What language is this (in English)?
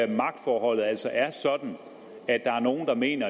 Danish